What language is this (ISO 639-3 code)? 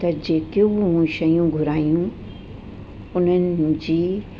snd